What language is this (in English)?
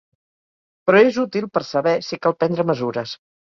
Catalan